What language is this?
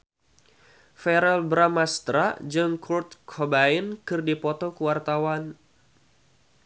Sundanese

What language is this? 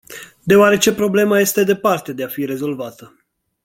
Romanian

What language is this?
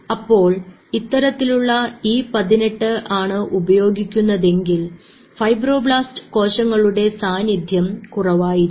Malayalam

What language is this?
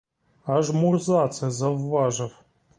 Ukrainian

